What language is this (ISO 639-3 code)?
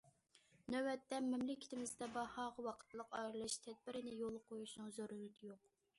uig